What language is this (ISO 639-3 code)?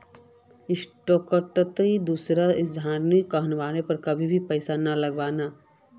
mag